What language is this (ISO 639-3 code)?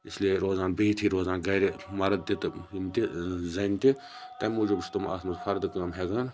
kas